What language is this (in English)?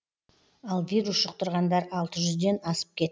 Kazakh